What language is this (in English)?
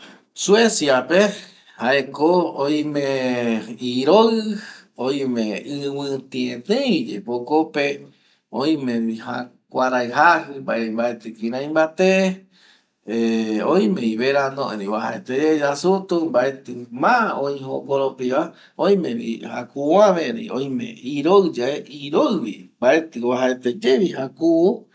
Eastern Bolivian Guaraní